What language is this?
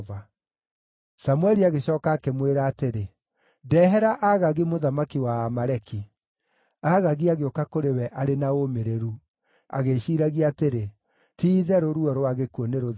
Kikuyu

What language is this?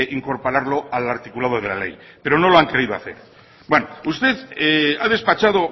Spanish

